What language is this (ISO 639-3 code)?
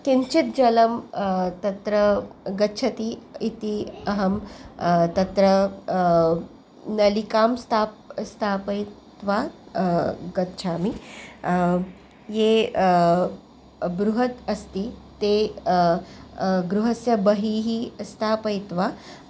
san